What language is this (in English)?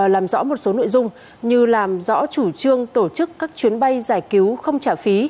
Vietnamese